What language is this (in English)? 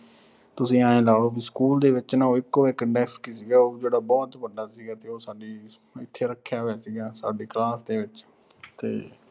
Punjabi